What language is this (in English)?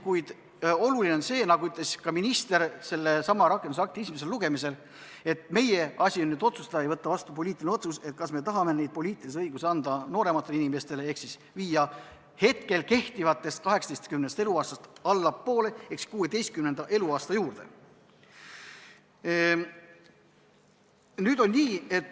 Estonian